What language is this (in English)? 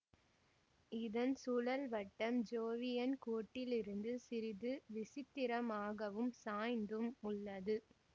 Tamil